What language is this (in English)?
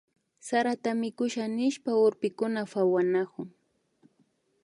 Imbabura Highland Quichua